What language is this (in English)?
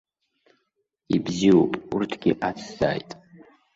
Abkhazian